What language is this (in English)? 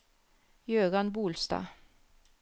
Norwegian